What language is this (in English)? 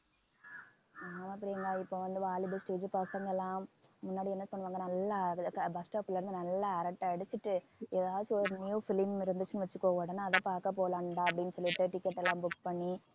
Tamil